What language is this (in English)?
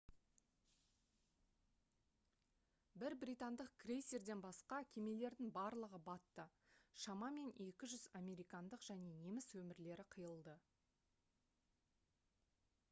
Kazakh